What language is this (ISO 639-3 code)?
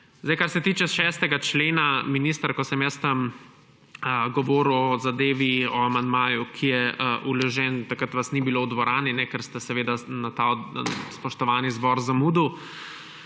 slv